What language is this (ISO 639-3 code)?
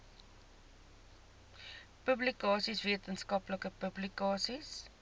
afr